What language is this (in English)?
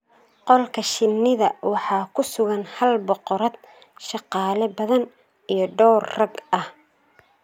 Somali